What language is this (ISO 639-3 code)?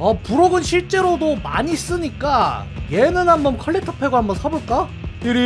kor